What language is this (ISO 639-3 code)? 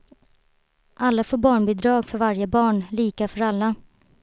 swe